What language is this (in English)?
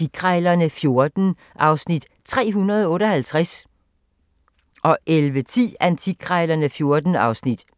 Danish